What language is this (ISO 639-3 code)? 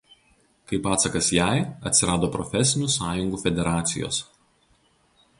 lit